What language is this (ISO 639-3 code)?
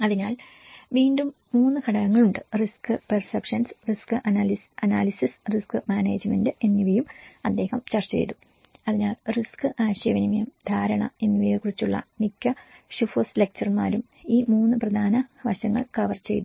mal